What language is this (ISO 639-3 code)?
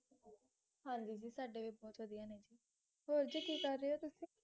pan